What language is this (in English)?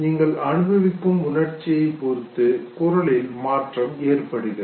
Tamil